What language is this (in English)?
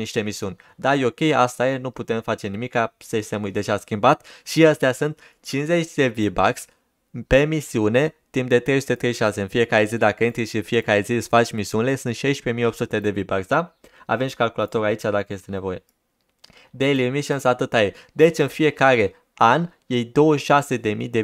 Romanian